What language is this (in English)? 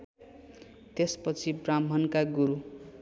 Nepali